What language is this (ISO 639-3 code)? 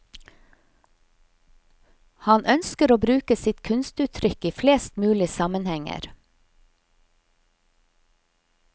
nor